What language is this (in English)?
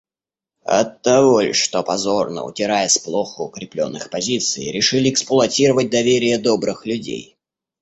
Russian